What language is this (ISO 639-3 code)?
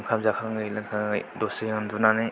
brx